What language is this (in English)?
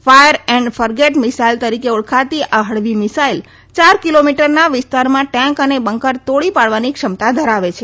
Gujarati